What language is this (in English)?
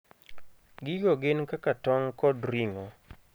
Luo (Kenya and Tanzania)